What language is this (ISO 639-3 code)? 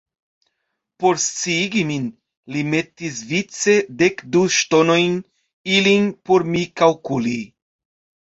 epo